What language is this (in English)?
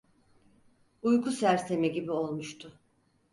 Turkish